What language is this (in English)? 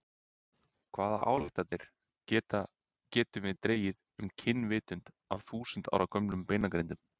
Icelandic